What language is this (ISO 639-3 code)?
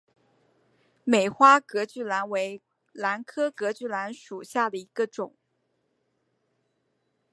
zho